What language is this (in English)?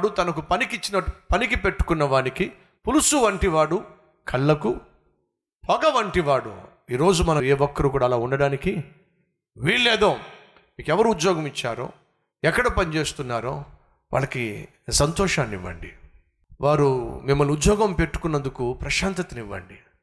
Telugu